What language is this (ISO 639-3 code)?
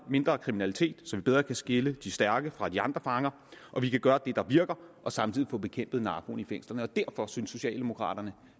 dan